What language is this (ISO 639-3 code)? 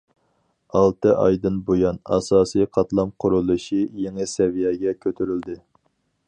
uig